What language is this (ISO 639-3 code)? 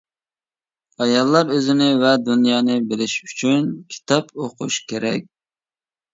uig